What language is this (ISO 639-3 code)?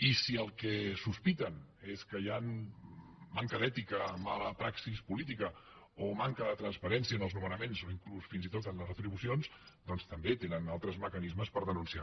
cat